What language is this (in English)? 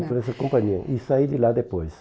Portuguese